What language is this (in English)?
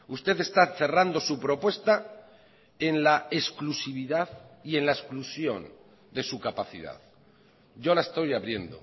Spanish